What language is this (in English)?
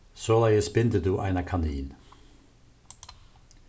Faroese